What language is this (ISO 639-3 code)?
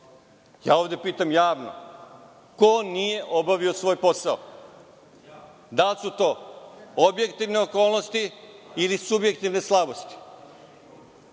srp